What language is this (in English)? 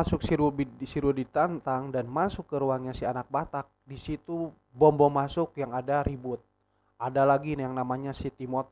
Indonesian